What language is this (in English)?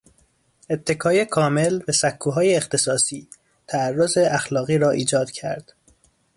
Persian